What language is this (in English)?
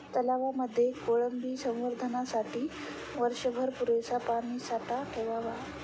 Marathi